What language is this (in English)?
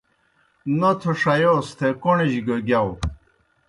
Kohistani Shina